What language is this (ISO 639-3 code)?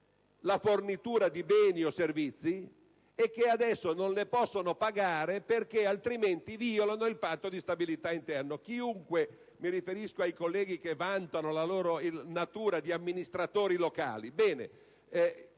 ita